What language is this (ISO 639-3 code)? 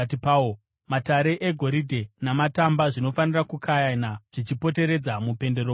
sna